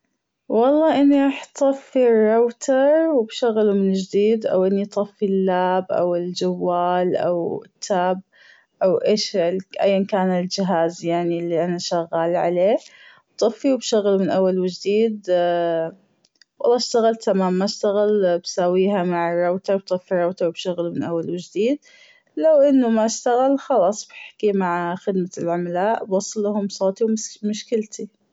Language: Gulf Arabic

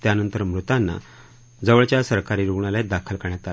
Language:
Marathi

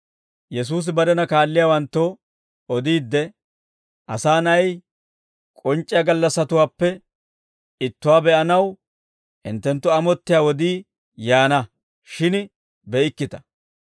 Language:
Dawro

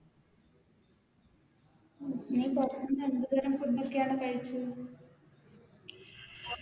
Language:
Malayalam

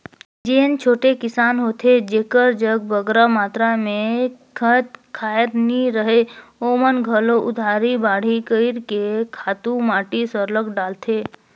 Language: Chhattisgarhi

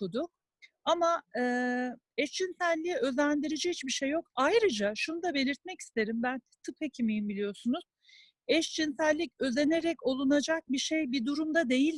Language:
Turkish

